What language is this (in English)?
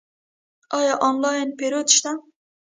Pashto